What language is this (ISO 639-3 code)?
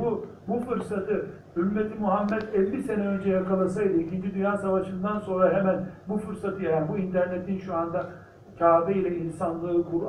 tur